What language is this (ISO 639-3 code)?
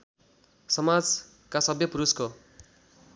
nep